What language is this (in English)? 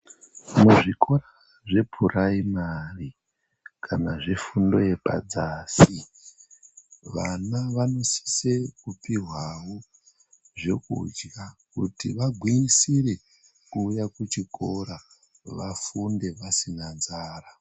Ndau